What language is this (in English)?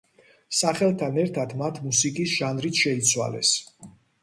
Georgian